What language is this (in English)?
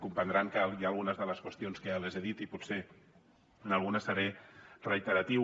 Catalan